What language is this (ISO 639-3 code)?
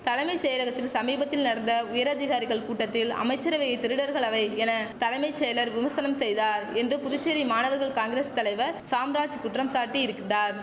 tam